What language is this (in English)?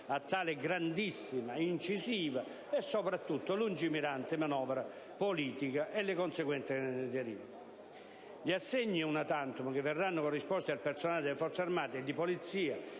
Italian